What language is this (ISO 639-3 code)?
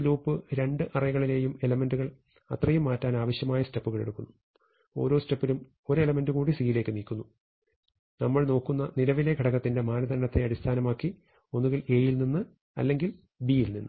mal